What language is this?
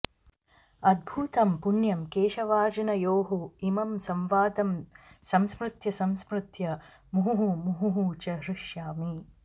Sanskrit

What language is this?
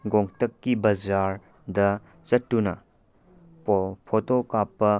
Manipuri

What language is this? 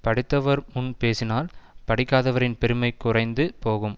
Tamil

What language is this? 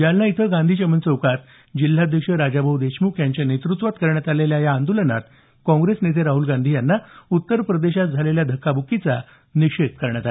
Marathi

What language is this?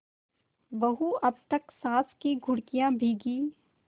Hindi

